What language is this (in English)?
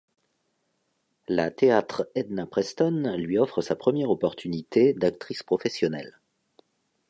French